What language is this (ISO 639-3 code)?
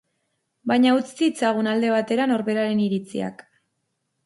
eus